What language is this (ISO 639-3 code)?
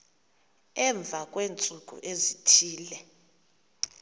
xho